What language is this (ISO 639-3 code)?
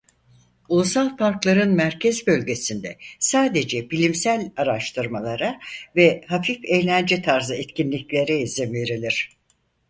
tur